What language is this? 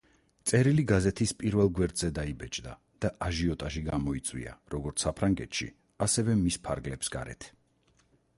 Georgian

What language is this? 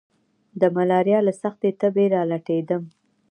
Pashto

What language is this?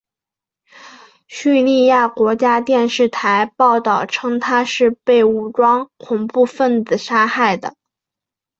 Chinese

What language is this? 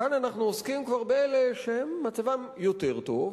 Hebrew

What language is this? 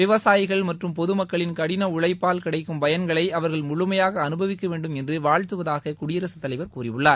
Tamil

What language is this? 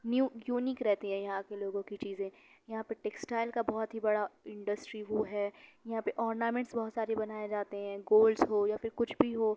Urdu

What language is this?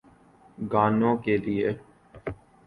Urdu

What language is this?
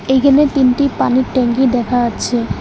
Bangla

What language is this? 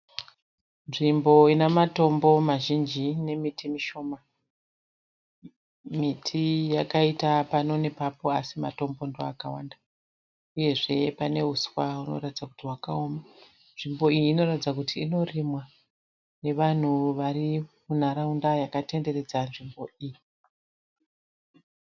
Shona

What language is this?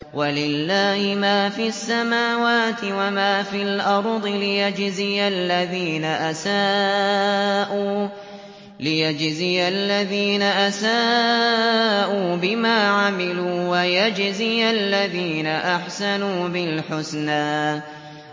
Arabic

